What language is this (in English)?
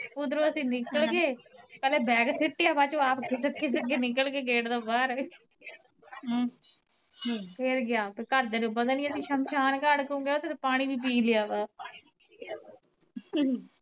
Punjabi